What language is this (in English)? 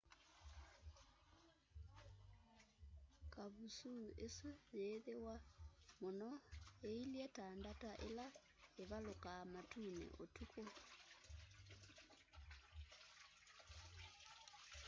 Kamba